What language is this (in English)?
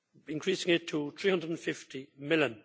English